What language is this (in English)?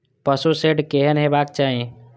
Maithili